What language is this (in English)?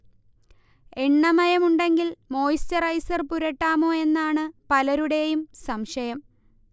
Malayalam